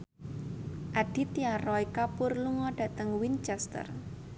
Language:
Javanese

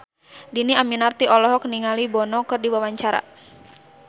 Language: Sundanese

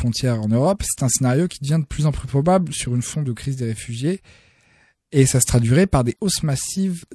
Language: French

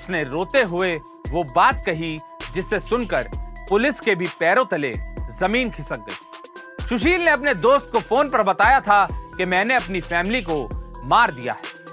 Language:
Hindi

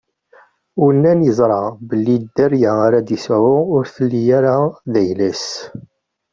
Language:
Kabyle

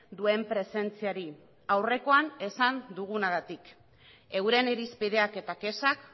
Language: Basque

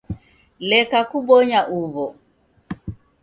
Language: Taita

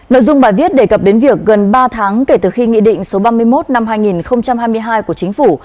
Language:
Vietnamese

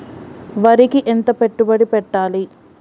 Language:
Telugu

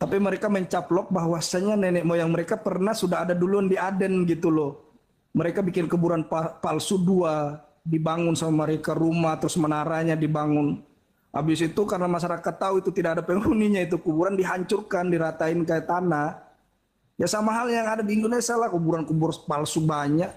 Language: Indonesian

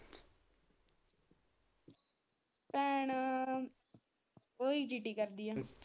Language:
Punjabi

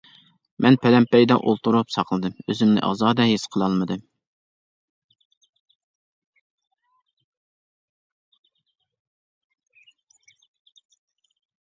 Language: Uyghur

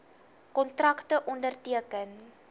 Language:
Afrikaans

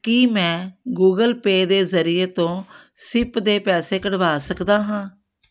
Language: Punjabi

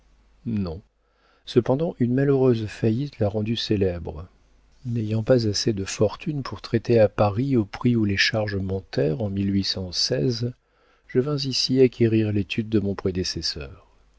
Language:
French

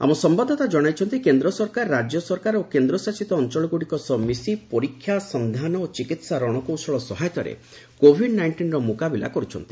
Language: Odia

